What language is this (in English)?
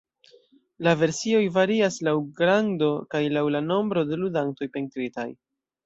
Esperanto